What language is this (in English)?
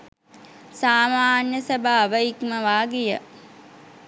Sinhala